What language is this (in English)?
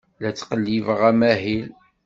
Kabyle